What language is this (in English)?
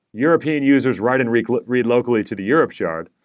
English